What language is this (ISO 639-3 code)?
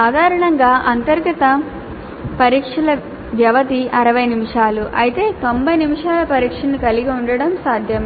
tel